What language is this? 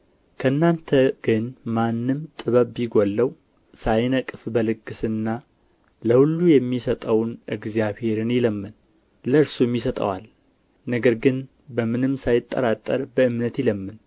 Amharic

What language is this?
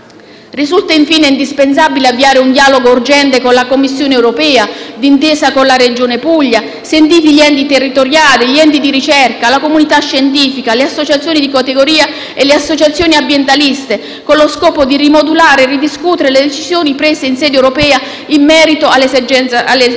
Italian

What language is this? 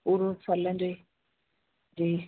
Sindhi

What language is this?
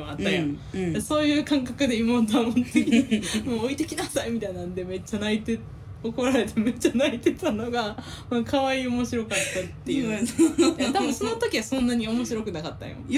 Japanese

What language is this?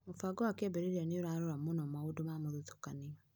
Kikuyu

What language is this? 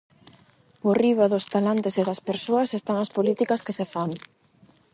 Galician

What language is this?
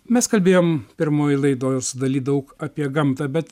Lithuanian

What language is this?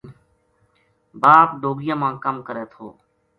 Gujari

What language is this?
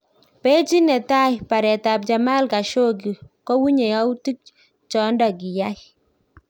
Kalenjin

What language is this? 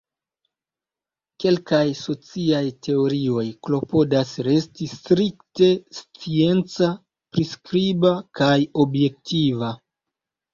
Esperanto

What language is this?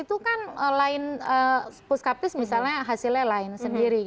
Indonesian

